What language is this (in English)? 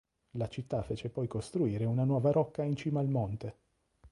Italian